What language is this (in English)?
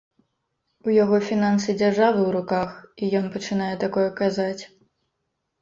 Belarusian